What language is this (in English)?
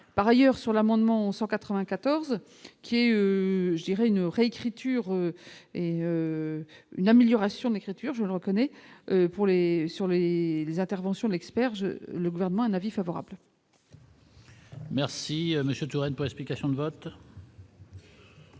French